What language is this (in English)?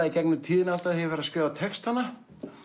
Icelandic